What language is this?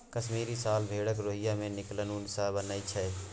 Maithili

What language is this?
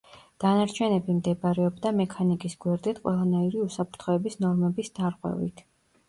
Georgian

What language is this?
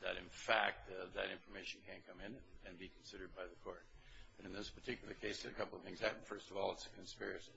English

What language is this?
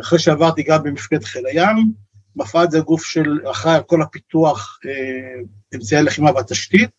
Hebrew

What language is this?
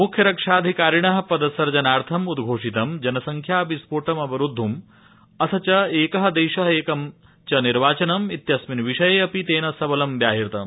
Sanskrit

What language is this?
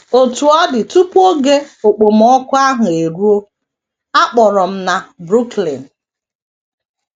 Igbo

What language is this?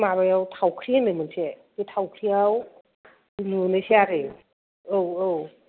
Bodo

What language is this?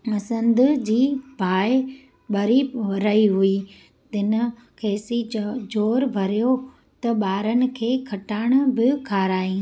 Sindhi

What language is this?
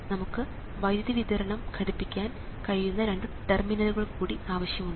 Malayalam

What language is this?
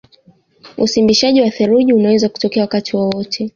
Swahili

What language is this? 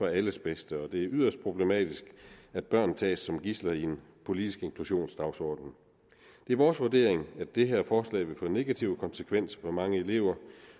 Danish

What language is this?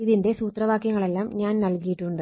Malayalam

